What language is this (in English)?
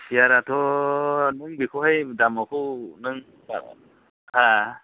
Bodo